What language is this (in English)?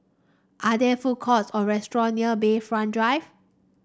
English